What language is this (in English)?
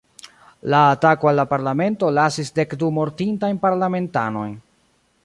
Esperanto